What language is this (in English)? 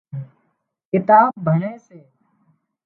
Wadiyara Koli